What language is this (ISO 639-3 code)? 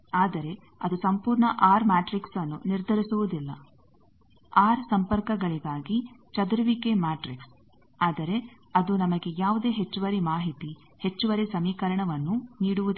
kan